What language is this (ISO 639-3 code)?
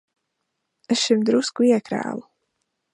lav